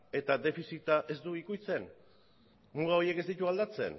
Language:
Basque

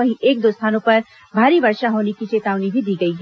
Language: Hindi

